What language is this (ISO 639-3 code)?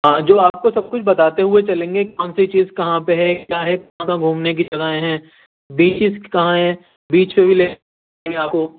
urd